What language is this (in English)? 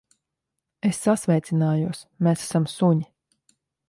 Latvian